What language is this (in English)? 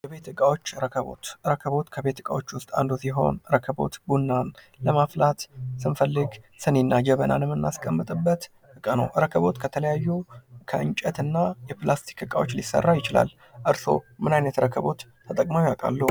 Amharic